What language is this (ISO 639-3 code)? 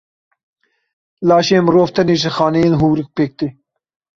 kur